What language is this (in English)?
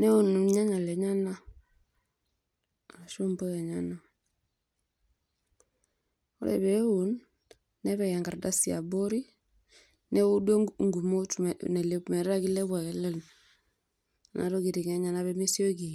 Masai